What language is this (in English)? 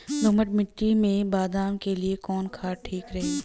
Bhojpuri